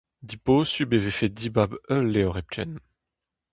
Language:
Breton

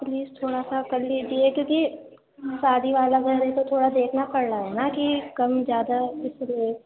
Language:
Urdu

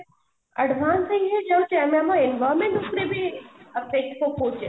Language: Odia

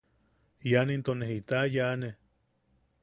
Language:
Yaqui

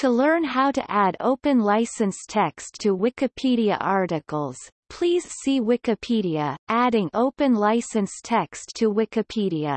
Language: English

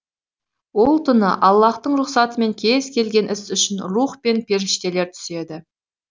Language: Kazakh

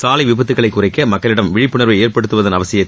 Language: Tamil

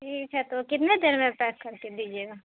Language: Urdu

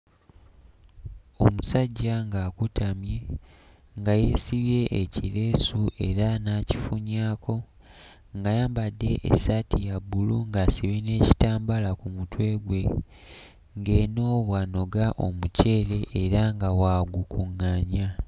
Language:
Ganda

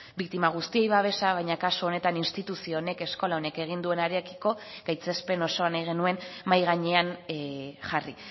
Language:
Basque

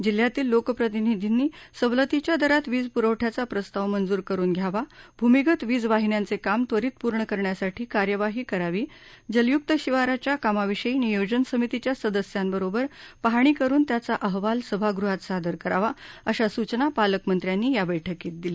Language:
Marathi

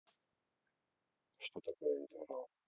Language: Russian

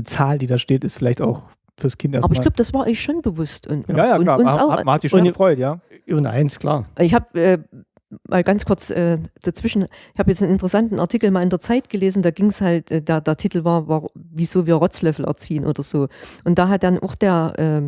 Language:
German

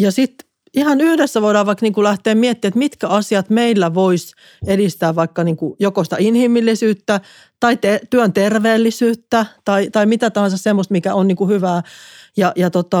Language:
Finnish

